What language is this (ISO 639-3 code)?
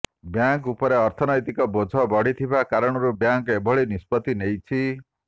ori